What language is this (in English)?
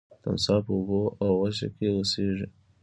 Pashto